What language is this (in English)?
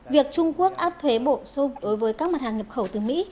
Vietnamese